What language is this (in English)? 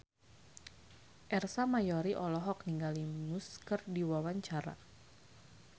Sundanese